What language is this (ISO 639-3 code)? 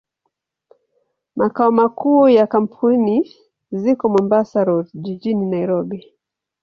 swa